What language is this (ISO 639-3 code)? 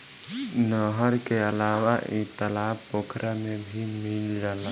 bho